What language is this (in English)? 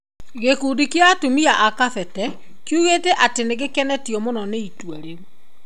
Kikuyu